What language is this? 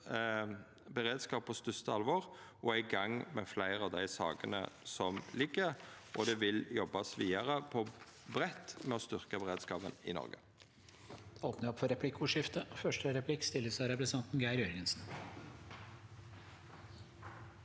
Norwegian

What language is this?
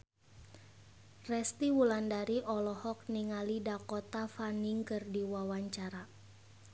Sundanese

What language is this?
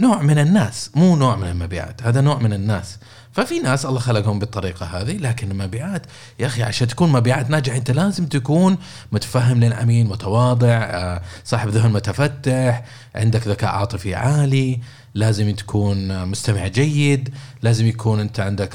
Arabic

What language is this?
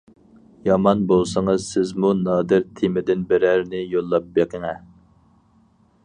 Uyghur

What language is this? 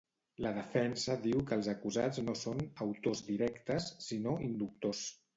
Catalan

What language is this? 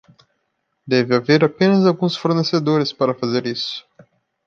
Portuguese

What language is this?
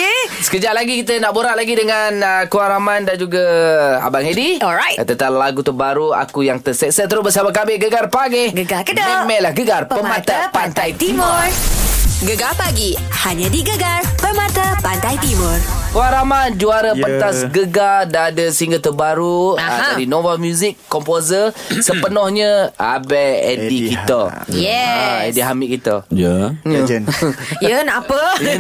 Malay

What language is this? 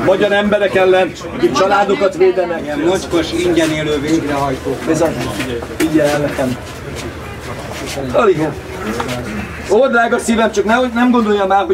Hungarian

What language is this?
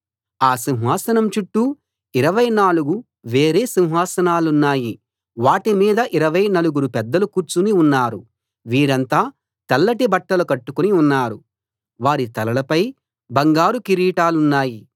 Telugu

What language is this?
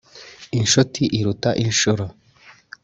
Kinyarwanda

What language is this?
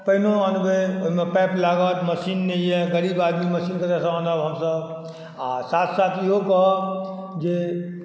Maithili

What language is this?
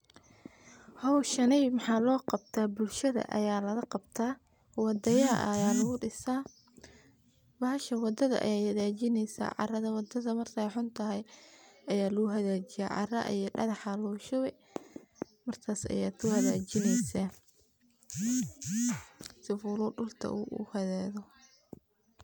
Somali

